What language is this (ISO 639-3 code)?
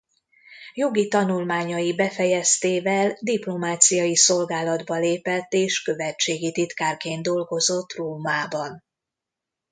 hun